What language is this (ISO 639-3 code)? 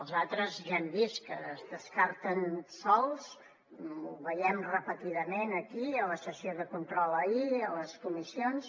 cat